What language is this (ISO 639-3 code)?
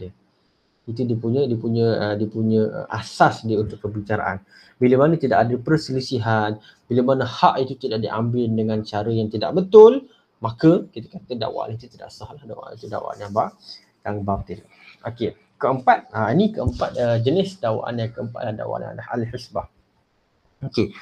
msa